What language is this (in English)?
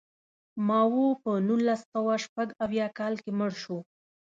Pashto